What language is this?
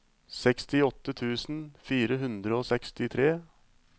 Norwegian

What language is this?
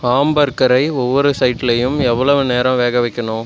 Tamil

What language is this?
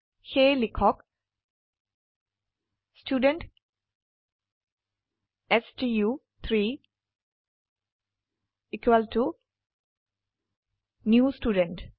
Assamese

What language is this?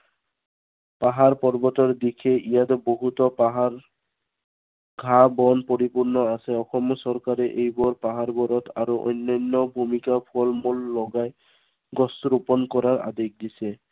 Assamese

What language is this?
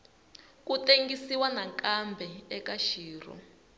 Tsonga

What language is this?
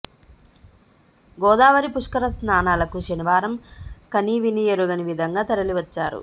Telugu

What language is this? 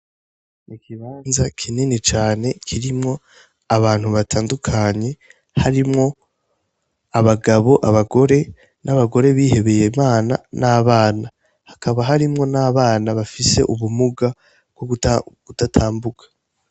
Rundi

